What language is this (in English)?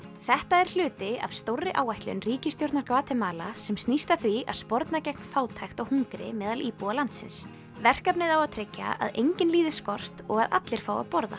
Icelandic